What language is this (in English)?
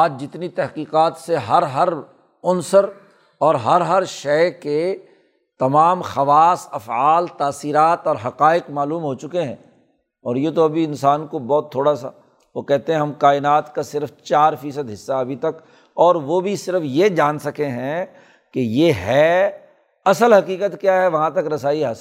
Urdu